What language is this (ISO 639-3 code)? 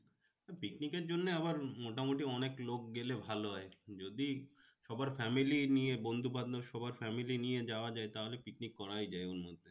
ben